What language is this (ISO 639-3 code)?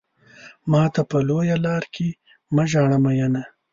pus